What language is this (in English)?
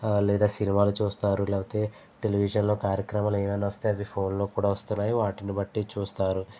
Telugu